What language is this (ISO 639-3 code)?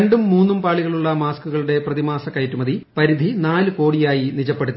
mal